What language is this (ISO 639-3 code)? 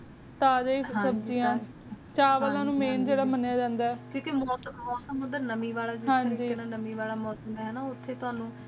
pan